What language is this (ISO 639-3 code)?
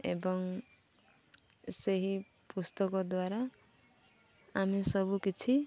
ori